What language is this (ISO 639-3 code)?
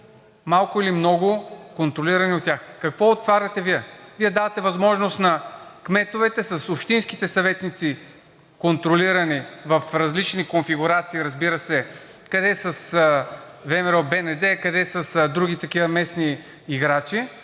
bul